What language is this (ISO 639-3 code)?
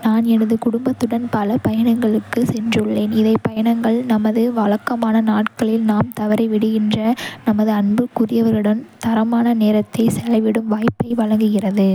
kfe